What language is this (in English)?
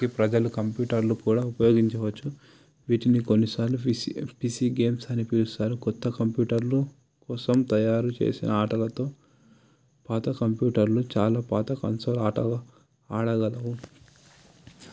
Telugu